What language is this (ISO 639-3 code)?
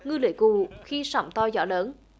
vie